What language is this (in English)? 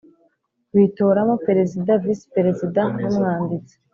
Kinyarwanda